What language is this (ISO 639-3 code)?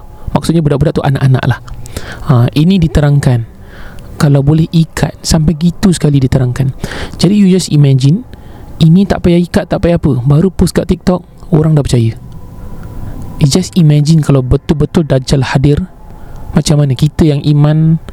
msa